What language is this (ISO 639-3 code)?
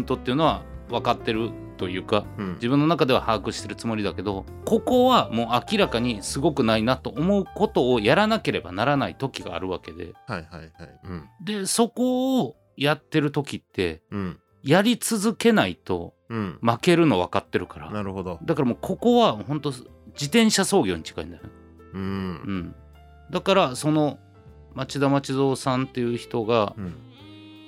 jpn